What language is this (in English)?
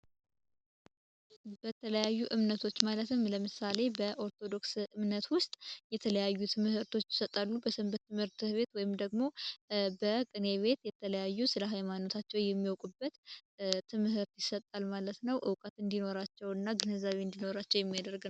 Amharic